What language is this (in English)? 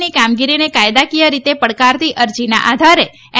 Gujarati